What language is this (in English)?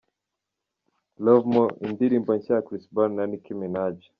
Kinyarwanda